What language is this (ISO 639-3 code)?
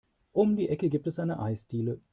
deu